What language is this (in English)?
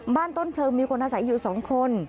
Thai